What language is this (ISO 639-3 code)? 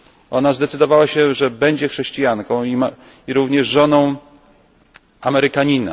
pol